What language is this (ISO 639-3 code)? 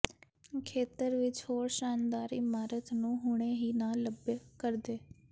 pan